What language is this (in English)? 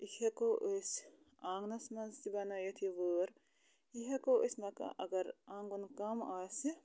Kashmiri